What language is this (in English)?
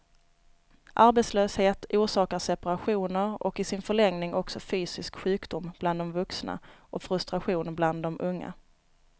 Swedish